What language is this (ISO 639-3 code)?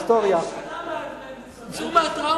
heb